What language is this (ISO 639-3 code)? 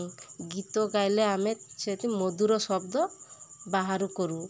ori